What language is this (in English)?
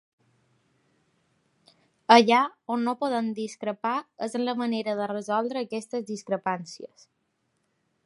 Catalan